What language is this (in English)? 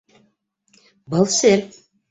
Bashkir